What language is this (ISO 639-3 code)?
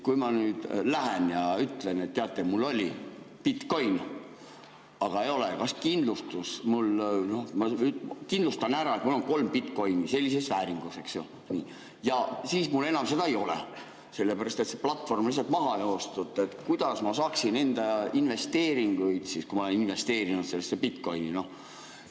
est